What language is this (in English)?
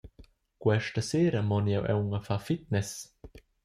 Romansh